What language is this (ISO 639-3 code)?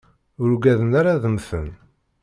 kab